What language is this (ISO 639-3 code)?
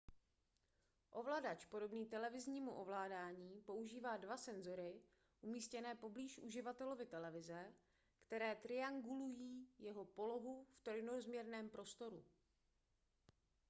ces